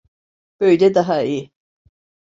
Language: Turkish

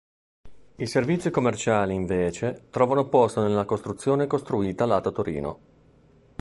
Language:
Italian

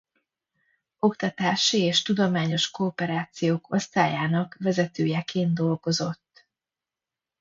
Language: Hungarian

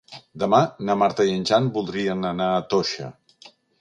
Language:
Catalan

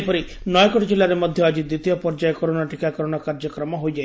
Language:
Odia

